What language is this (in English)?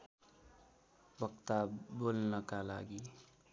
Nepali